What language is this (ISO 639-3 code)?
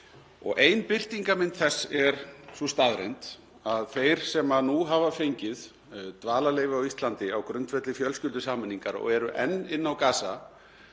isl